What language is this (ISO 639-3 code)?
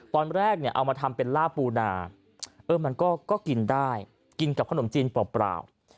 tha